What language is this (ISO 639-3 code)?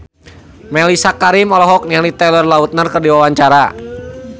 sun